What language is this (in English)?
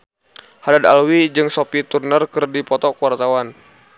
Sundanese